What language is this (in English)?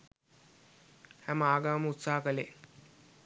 Sinhala